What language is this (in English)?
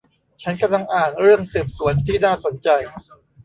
Thai